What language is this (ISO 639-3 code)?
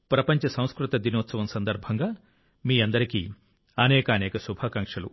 tel